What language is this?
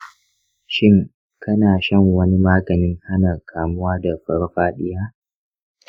Hausa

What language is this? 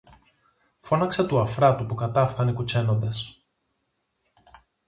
Greek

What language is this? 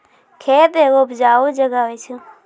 Maithili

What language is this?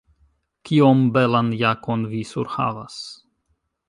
Esperanto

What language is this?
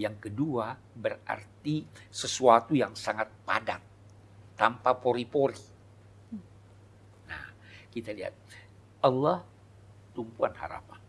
Indonesian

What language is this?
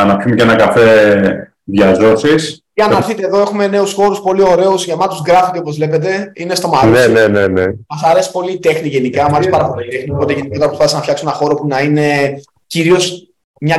Greek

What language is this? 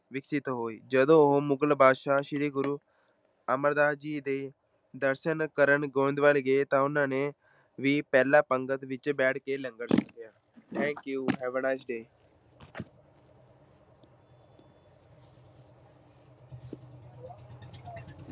Punjabi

